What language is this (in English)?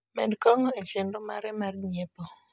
Luo (Kenya and Tanzania)